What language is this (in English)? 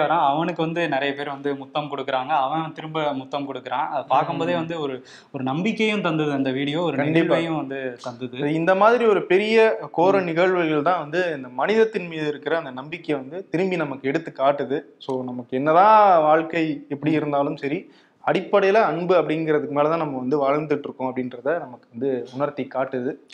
Tamil